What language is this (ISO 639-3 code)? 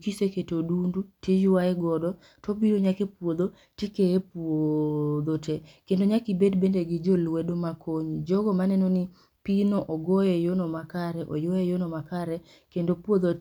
luo